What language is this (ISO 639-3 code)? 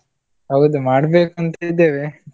kan